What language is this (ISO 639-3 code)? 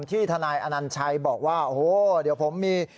tha